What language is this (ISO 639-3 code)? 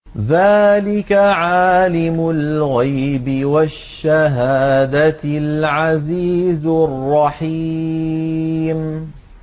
ara